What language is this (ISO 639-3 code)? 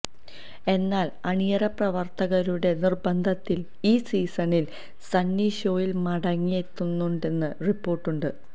mal